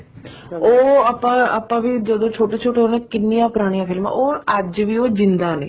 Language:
Punjabi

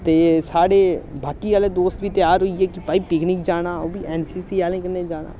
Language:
Dogri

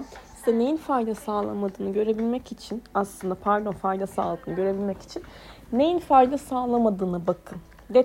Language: Turkish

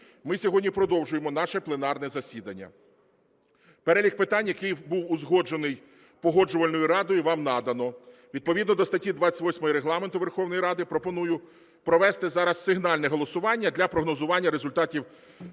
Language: Ukrainian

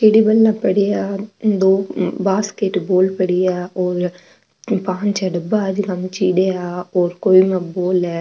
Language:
Marwari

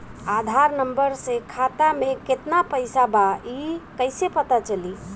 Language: Bhojpuri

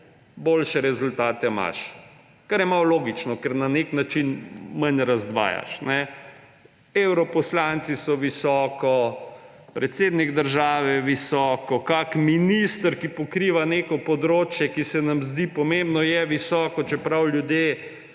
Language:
Slovenian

